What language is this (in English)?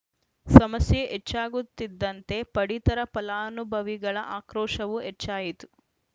Kannada